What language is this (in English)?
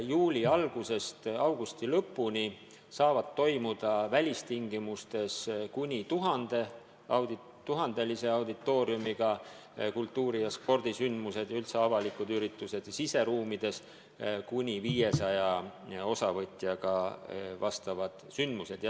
Estonian